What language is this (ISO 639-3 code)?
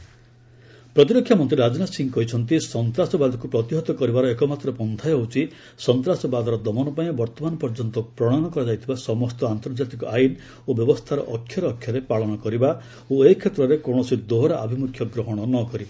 ori